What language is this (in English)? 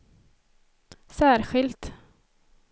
Swedish